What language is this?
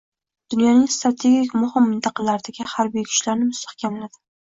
Uzbek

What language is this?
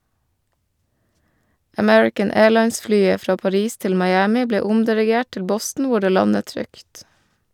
Norwegian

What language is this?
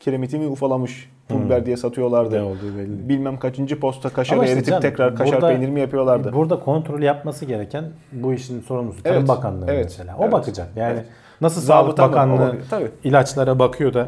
Turkish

